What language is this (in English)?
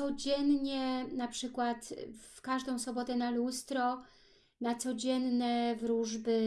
Polish